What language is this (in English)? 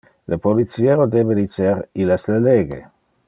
Interlingua